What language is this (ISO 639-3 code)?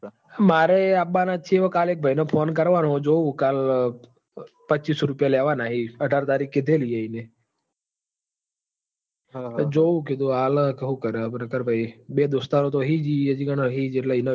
guj